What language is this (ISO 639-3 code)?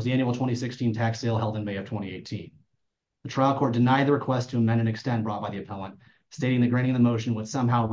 eng